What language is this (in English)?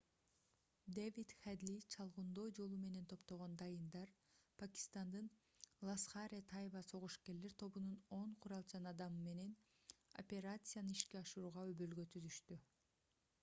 Kyrgyz